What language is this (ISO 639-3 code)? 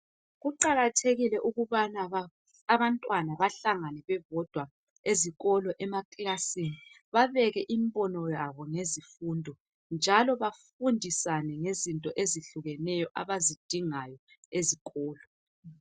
nde